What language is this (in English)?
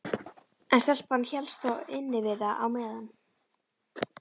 Icelandic